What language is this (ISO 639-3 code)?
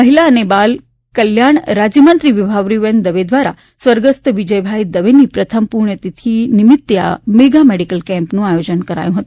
guj